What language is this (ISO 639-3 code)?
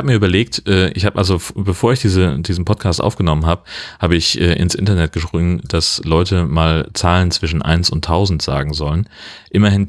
deu